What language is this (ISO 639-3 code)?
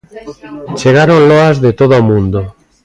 glg